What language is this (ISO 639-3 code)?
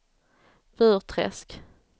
swe